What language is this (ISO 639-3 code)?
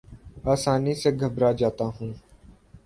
urd